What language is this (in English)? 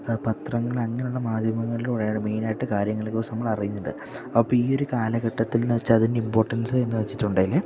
Malayalam